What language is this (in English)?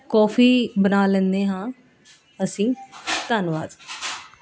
Punjabi